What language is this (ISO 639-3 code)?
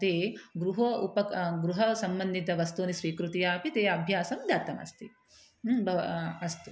san